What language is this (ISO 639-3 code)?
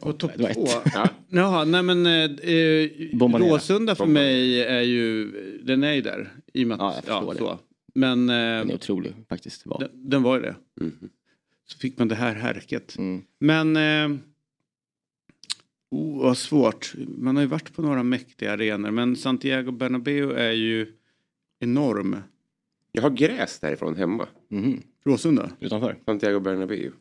swe